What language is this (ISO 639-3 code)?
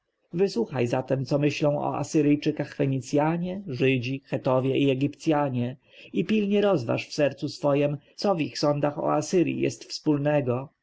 pol